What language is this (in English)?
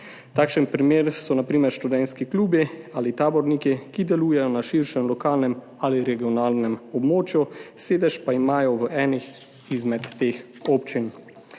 Slovenian